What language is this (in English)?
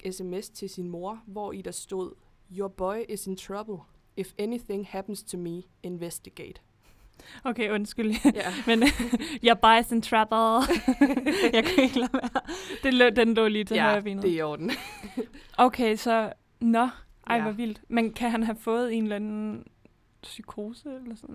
Danish